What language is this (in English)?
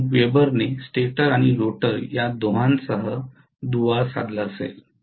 Marathi